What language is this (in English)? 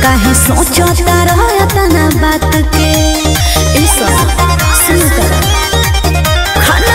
Arabic